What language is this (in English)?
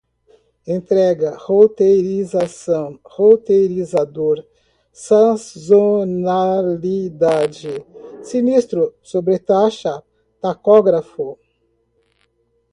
Portuguese